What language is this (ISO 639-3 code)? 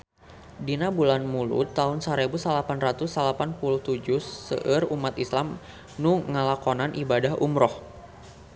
sun